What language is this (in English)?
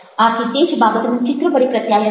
Gujarati